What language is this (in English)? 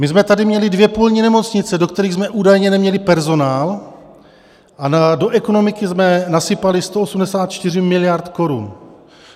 Czech